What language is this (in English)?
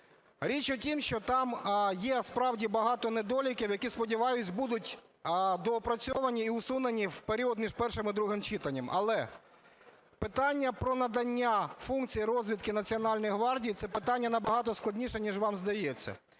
Ukrainian